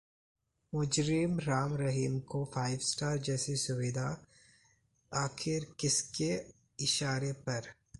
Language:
Hindi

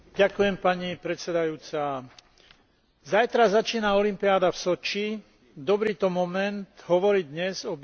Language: Slovak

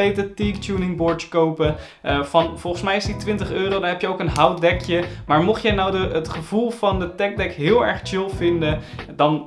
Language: Dutch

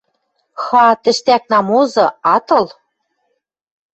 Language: Western Mari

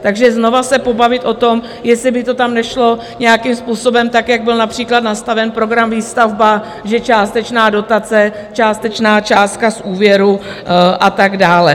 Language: Czech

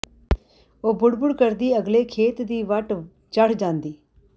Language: Punjabi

